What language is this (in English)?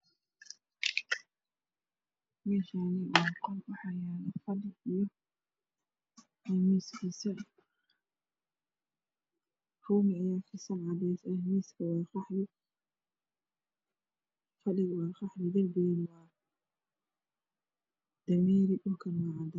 Somali